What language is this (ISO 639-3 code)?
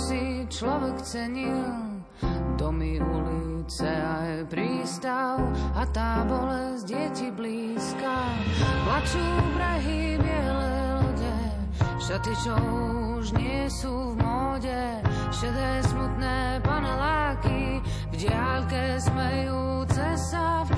slk